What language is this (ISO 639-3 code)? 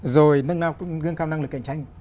vie